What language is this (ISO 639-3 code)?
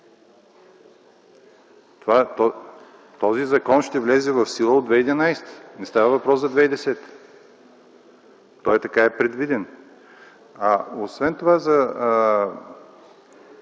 bul